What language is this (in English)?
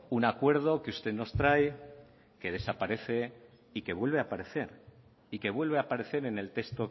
Spanish